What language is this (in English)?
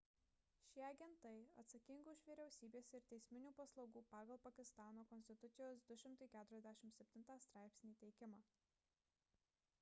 Lithuanian